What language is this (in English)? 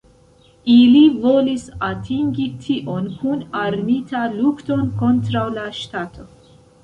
Esperanto